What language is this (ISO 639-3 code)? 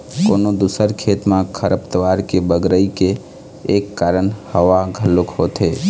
hne